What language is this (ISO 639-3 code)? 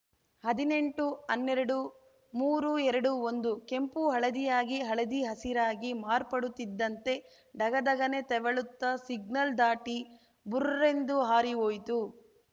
kan